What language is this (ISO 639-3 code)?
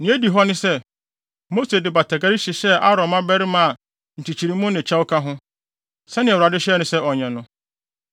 aka